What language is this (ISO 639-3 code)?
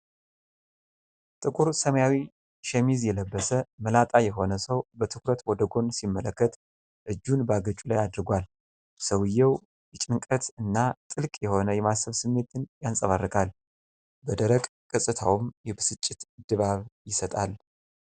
amh